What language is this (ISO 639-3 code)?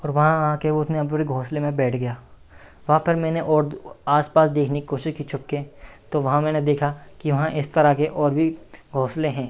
hin